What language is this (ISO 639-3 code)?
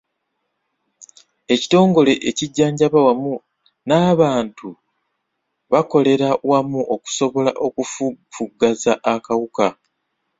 lug